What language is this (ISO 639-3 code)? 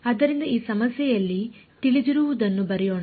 kan